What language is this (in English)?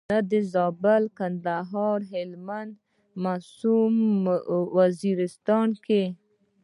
Pashto